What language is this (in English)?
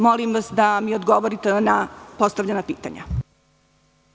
Serbian